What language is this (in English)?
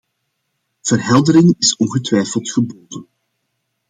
Dutch